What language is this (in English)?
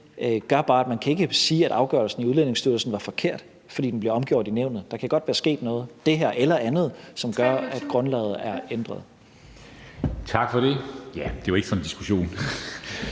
Danish